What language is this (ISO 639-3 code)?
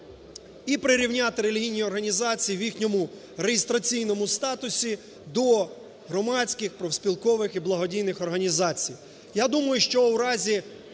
ukr